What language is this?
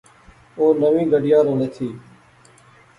Pahari-Potwari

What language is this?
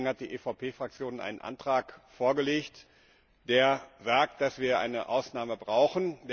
German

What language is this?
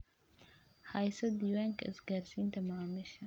Somali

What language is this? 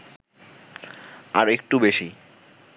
Bangla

